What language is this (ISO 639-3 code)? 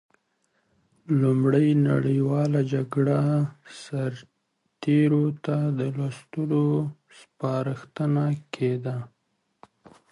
pus